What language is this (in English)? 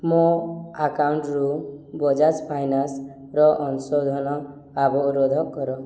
Odia